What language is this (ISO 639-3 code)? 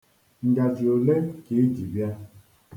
ibo